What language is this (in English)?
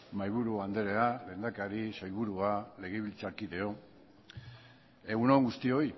Basque